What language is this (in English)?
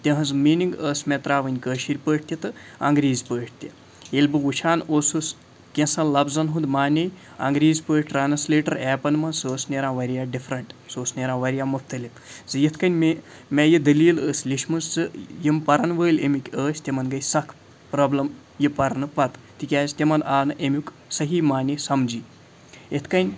Kashmiri